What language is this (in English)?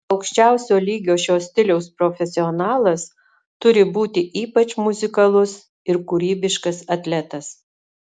Lithuanian